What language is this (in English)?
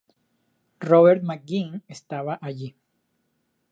Spanish